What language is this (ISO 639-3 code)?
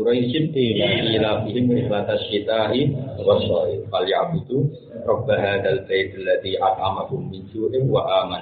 ind